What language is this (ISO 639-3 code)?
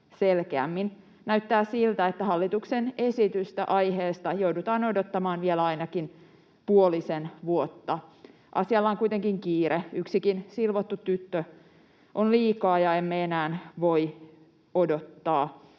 fin